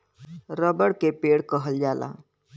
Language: Bhojpuri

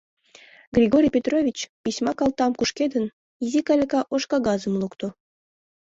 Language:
Mari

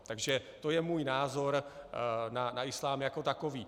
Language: Czech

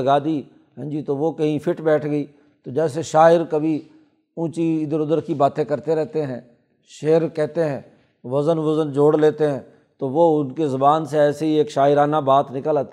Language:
Urdu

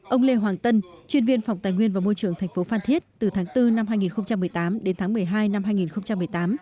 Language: Vietnamese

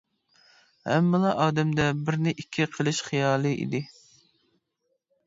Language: Uyghur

